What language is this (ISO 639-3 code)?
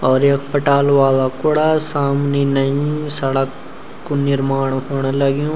gbm